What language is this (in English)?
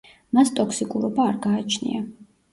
Georgian